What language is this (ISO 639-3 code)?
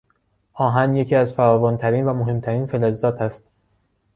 fas